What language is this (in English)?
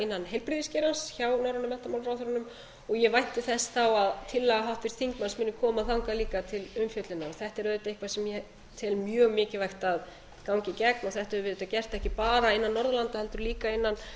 Icelandic